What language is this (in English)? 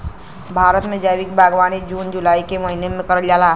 Bhojpuri